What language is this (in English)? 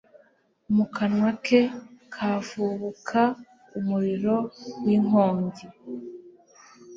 Kinyarwanda